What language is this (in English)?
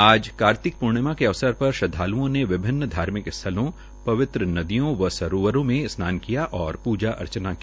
Hindi